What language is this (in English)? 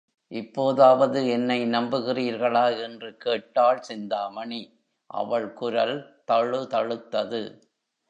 Tamil